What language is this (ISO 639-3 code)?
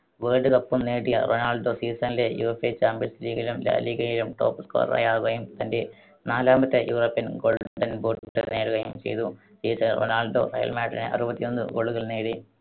mal